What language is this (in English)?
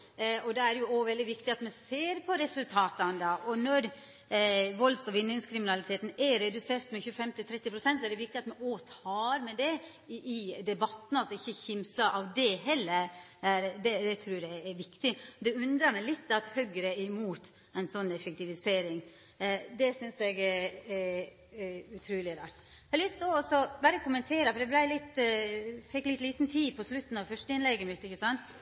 Norwegian Nynorsk